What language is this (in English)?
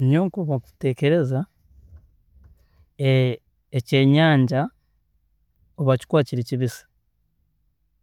Tooro